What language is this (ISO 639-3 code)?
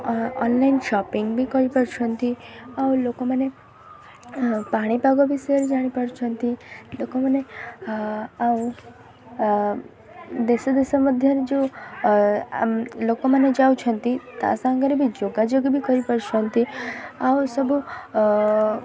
ori